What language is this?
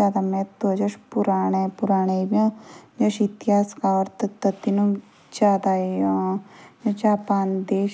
Jaunsari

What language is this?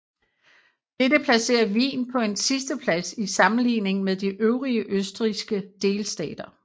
Danish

